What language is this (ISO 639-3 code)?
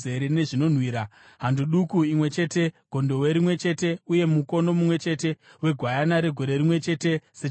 sna